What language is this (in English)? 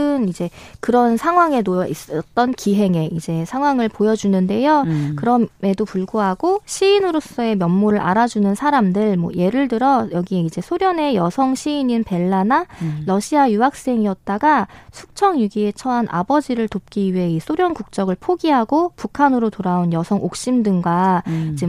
Korean